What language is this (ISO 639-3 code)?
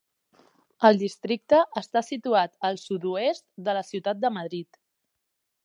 cat